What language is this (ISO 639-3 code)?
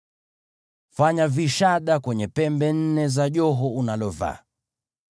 swa